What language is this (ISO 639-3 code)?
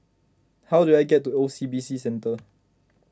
eng